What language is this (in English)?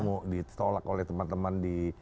Indonesian